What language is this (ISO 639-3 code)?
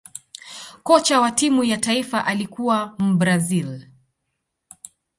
swa